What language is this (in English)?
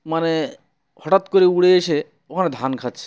Bangla